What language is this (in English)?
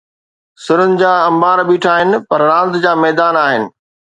Sindhi